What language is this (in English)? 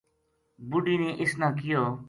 Gujari